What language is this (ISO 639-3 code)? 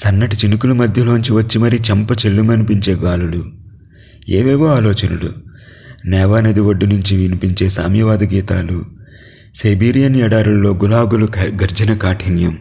tel